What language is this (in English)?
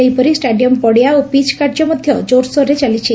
Odia